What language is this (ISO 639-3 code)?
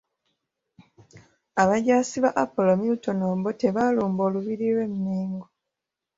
lug